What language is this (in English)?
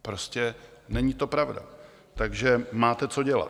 Czech